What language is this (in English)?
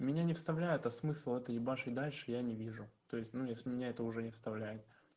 Russian